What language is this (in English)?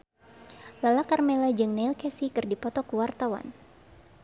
Sundanese